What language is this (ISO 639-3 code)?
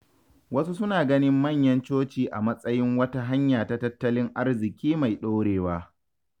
hau